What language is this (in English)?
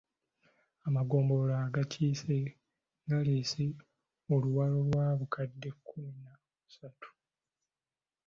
Ganda